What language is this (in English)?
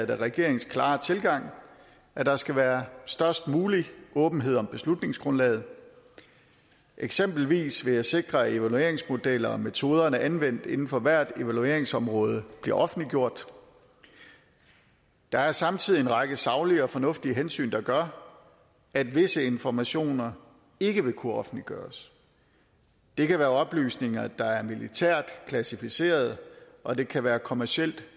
Danish